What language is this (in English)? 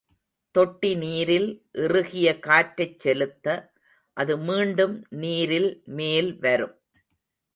Tamil